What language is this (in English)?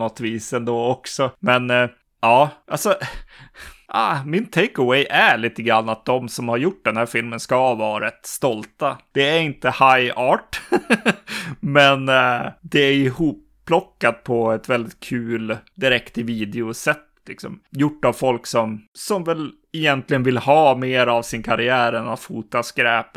Swedish